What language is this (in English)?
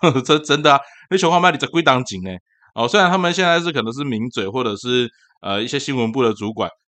Chinese